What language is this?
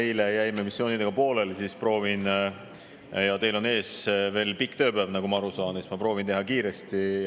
Estonian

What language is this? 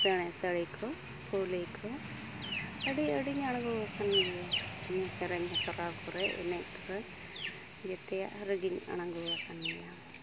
Santali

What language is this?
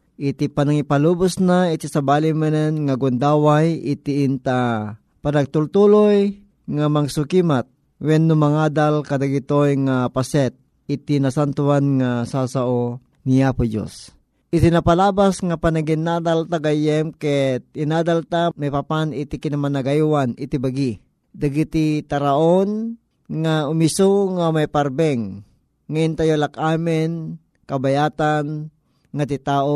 Filipino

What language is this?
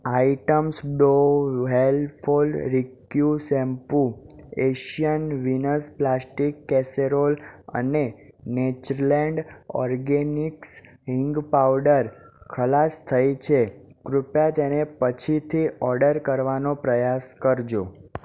Gujarati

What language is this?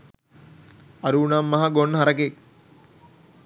Sinhala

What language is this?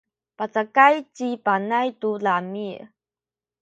Sakizaya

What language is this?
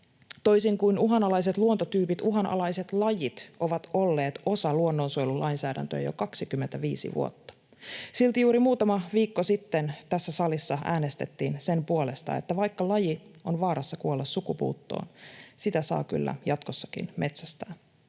Finnish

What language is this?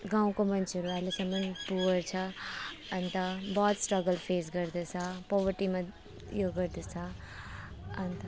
Nepali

